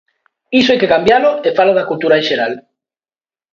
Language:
Galician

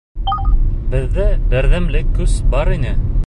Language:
Bashkir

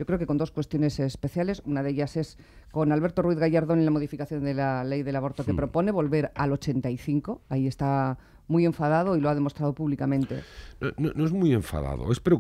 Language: Spanish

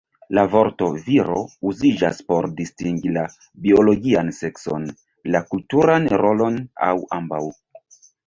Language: Esperanto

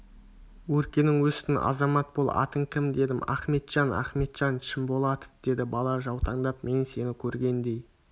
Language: Kazakh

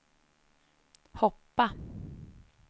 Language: Swedish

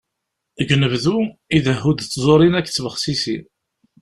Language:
Kabyle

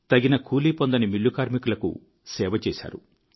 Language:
Telugu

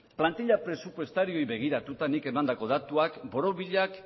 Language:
Basque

